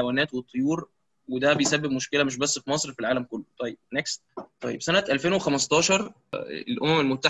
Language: Arabic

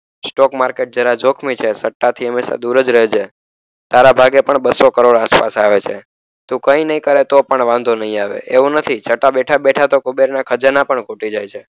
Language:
Gujarati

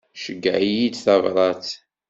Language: Kabyle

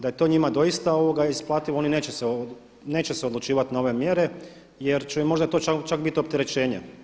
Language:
Croatian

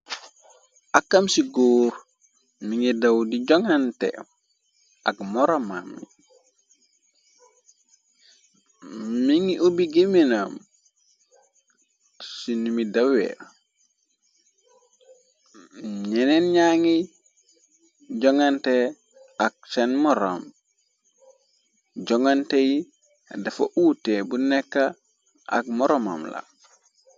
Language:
Wolof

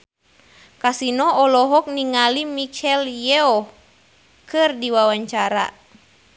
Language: Sundanese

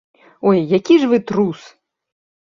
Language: Belarusian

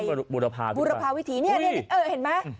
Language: Thai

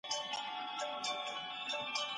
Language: Pashto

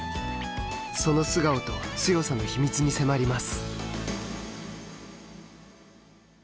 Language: Japanese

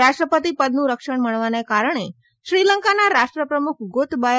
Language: Gujarati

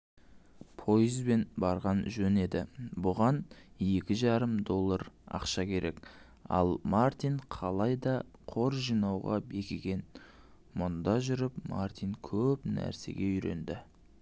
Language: Kazakh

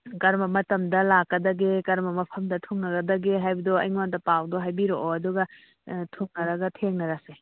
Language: Manipuri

